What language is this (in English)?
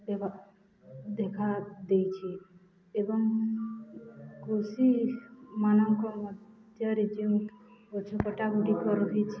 Odia